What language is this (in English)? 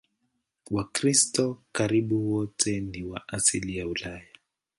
Swahili